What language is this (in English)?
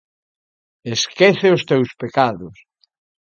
Galician